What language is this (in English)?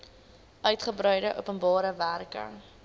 Afrikaans